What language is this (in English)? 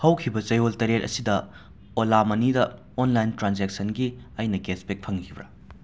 Manipuri